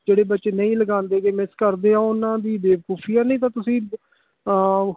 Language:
Punjabi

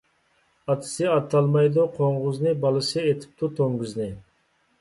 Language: Uyghur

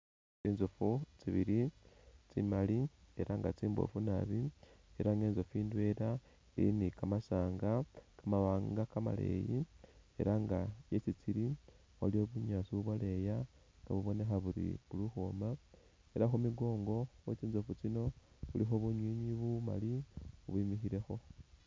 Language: Masaaba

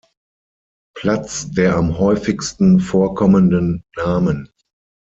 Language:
German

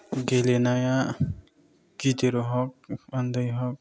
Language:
Bodo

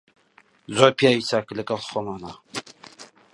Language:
Central Kurdish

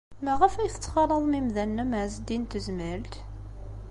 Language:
Kabyle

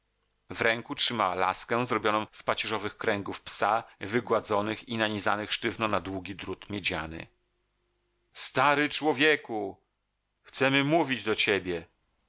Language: Polish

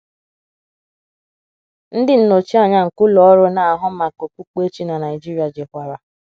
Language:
Igbo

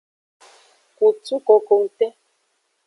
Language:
Aja (Benin)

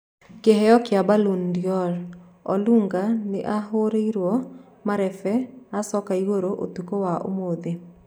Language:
Kikuyu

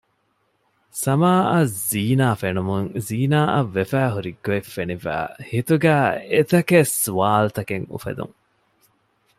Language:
Divehi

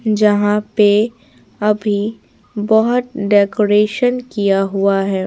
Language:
Hindi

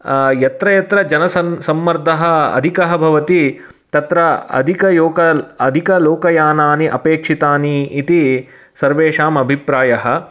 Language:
Sanskrit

